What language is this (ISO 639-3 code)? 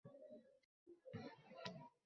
uzb